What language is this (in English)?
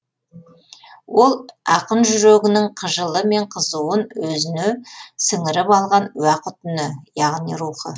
Kazakh